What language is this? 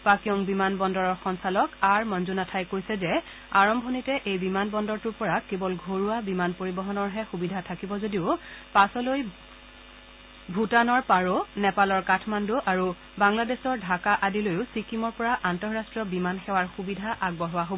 Assamese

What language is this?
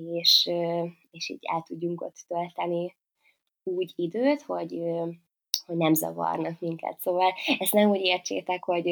Hungarian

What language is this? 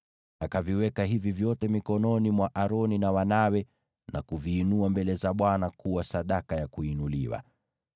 Swahili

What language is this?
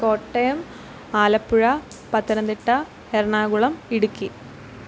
Malayalam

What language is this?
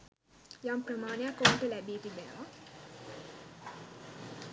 Sinhala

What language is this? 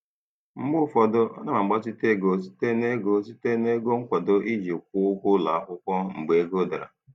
Igbo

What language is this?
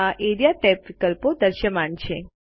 Gujarati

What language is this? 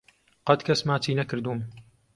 Central Kurdish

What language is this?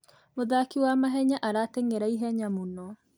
Kikuyu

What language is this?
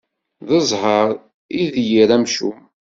Kabyle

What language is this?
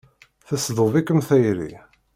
Kabyle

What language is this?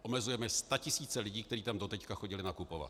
Czech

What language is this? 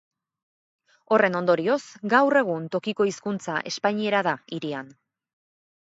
Basque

